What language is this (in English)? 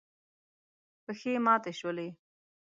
Pashto